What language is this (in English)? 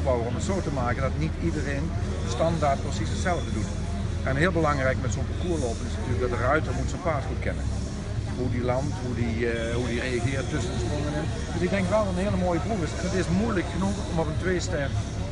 Dutch